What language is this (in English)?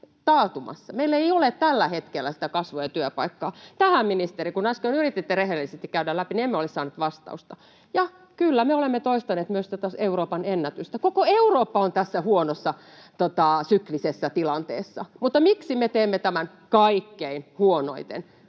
Finnish